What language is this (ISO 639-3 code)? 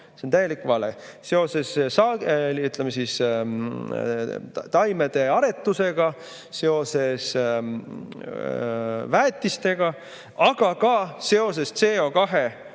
est